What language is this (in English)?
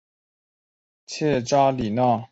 Chinese